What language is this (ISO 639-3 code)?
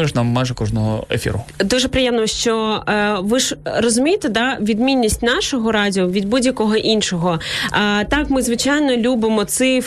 ukr